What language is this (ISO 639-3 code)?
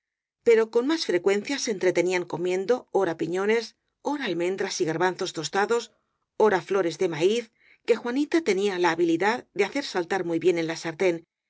spa